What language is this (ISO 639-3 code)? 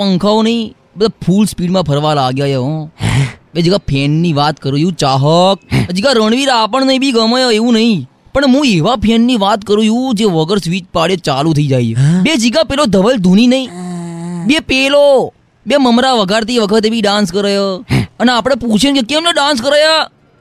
guj